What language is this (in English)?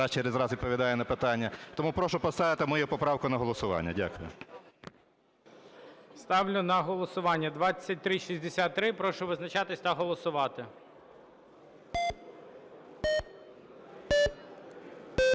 Ukrainian